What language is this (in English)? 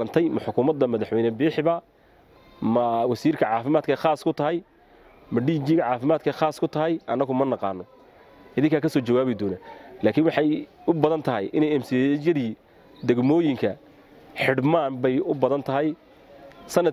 Arabic